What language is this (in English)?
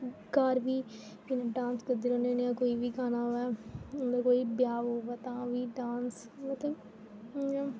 Dogri